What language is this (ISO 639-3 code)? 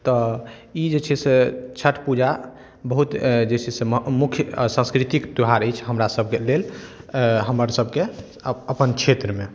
mai